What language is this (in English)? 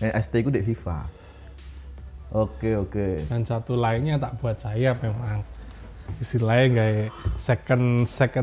Indonesian